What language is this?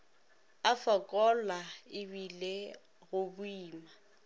Northern Sotho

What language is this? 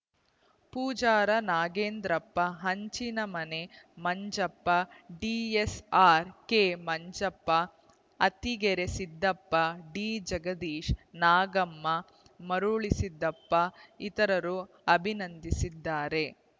Kannada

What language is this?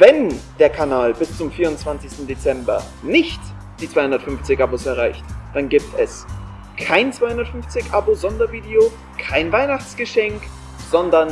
German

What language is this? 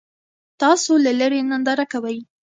Pashto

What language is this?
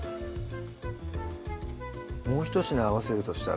Japanese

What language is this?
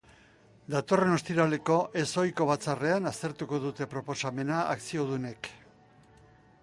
Basque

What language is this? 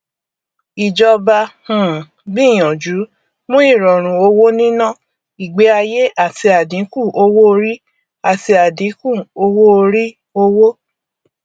Yoruba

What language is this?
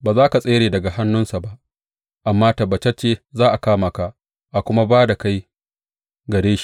Hausa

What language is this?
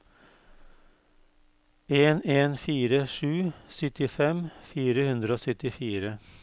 Norwegian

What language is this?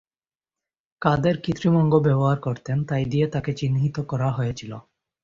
Bangla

